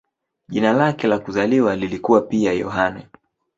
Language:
Swahili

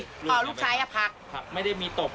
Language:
Thai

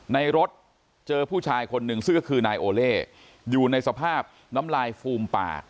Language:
Thai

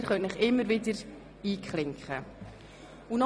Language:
Swiss German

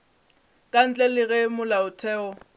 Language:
Northern Sotho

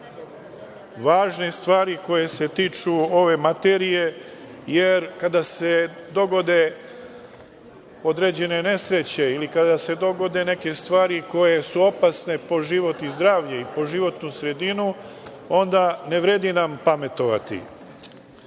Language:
Serbian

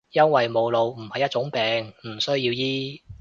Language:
Cantonese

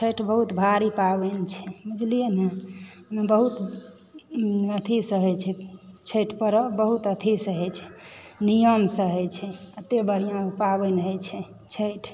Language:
Maithili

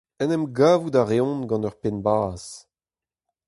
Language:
Breton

